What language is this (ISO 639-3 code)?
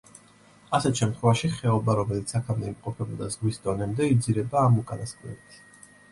kat